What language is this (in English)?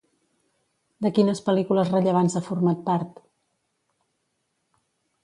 Catalan